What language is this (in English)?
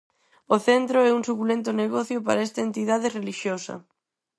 Galician